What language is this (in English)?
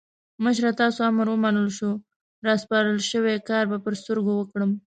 Pashto